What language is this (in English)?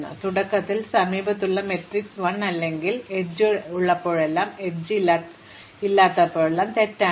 Malayalam